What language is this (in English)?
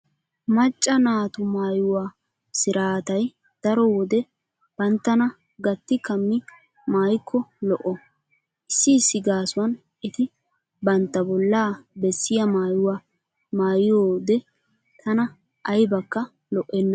Wolaytta